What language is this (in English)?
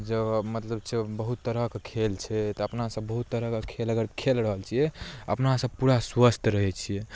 Maithili